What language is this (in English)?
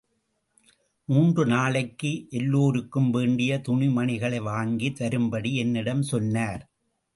Tamil